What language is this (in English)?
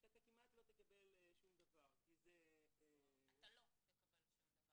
Hebrew